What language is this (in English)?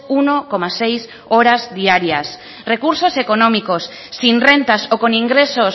Spanish